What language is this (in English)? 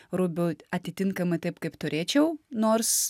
Lithuanian